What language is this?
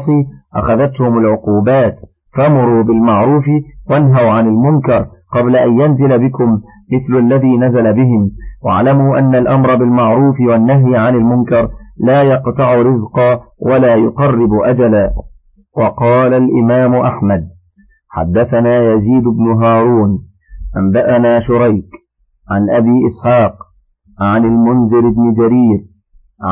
Arabic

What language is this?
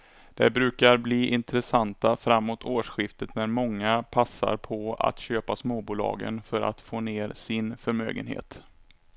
Swedish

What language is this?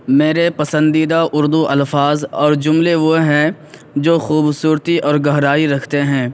Urdu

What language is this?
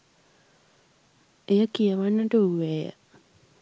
Sinhala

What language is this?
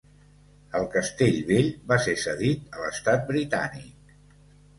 Catalan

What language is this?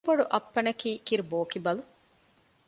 Divehi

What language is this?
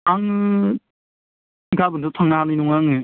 Bodo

